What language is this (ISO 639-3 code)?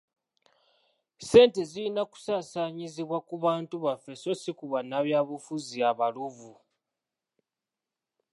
lug